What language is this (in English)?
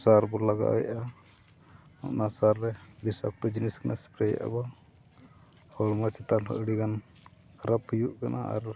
Santali